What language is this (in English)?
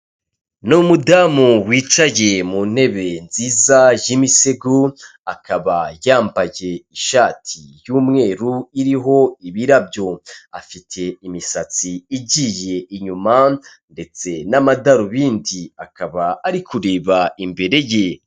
Kinyarwanda